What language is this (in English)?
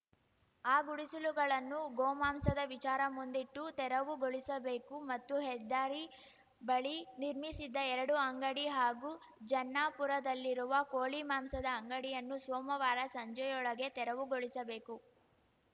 Kannada